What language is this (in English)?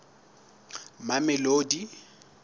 Southern Sotho